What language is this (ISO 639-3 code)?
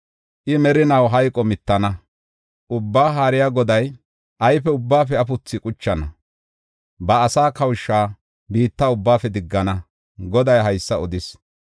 gof